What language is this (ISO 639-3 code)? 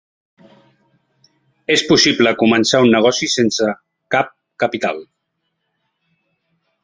cat